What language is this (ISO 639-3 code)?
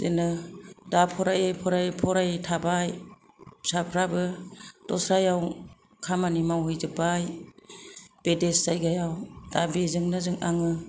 brx